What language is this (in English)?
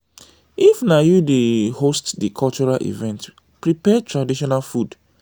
Nigerian Pidgin